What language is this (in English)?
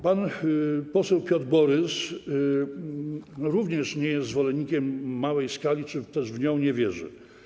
Polish